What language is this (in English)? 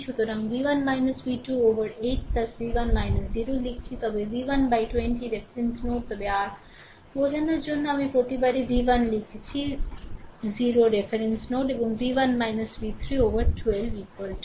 Bangla